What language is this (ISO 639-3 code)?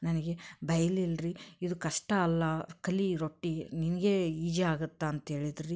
kan